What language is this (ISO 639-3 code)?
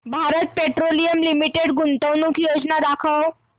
mar